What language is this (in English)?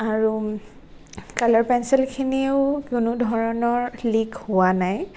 Assamese